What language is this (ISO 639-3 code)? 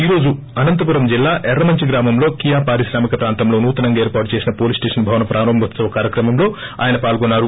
tel